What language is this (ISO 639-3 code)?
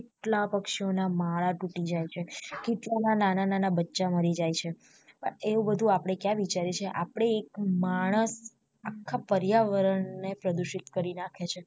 guj